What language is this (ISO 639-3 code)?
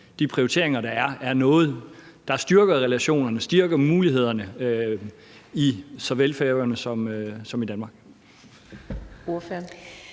dan